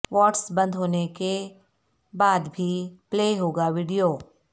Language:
Urdu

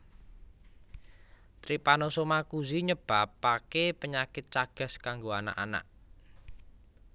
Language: Javanese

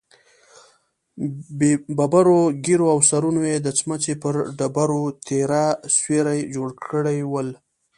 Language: Pashto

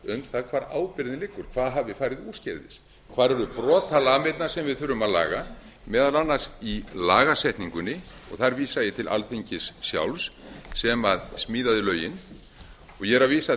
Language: Icelandic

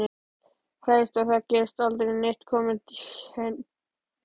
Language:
Icelandic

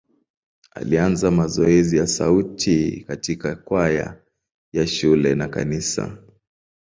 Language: Swahili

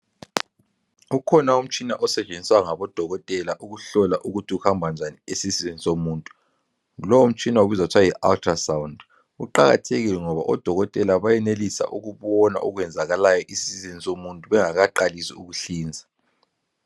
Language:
North Ndebele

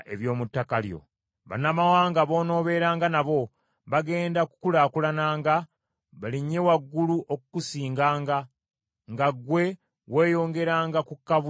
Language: Ganda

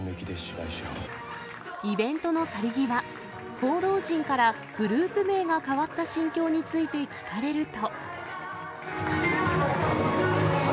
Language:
Japanese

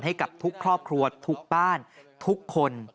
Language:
Thai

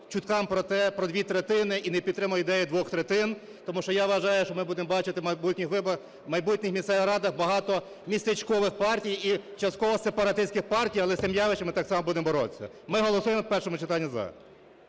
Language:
Ukrainian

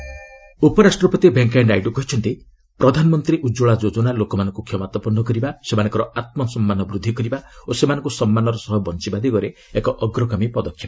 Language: Odia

